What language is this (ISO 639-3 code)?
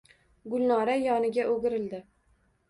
uzb